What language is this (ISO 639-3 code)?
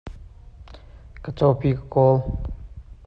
cnh